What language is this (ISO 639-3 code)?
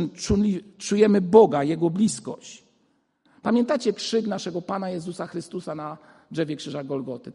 pol